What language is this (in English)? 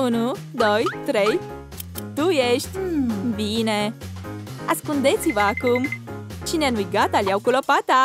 Romanian